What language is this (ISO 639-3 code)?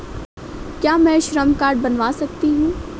hin